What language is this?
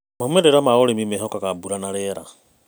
Kikuyu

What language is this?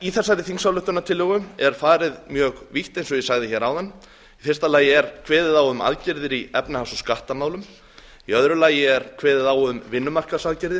Icelandic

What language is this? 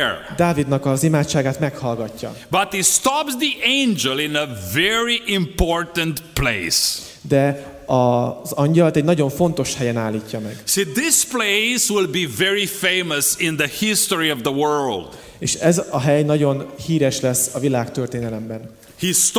Hungarian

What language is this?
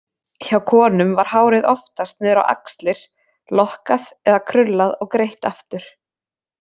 Icelandic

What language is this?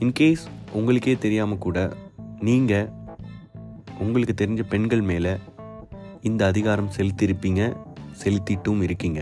Tamil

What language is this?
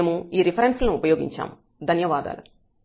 Telugu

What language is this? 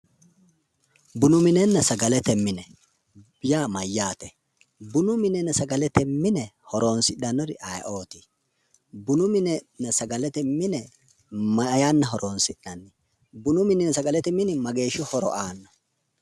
Sidamo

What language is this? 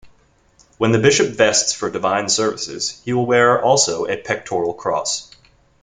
English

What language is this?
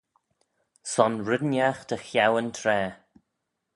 Manx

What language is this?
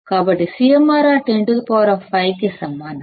Telugu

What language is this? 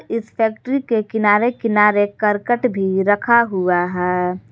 Hindi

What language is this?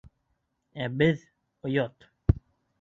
Bashkir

